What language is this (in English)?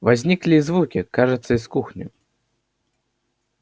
Russian